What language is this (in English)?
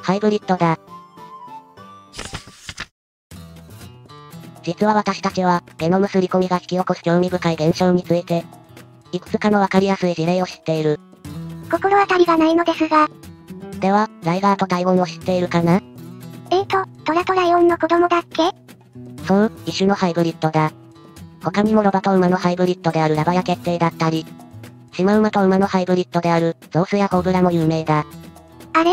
Japanese